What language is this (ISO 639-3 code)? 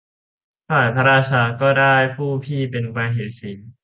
tha